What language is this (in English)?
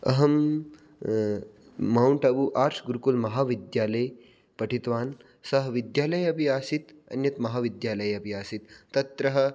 Sanskrit